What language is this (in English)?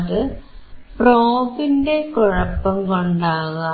Malayalam